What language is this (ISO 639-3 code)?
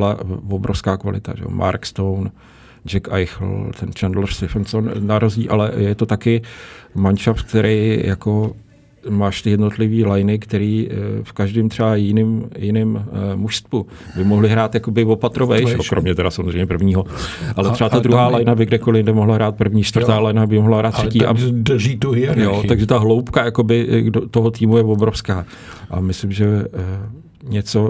ces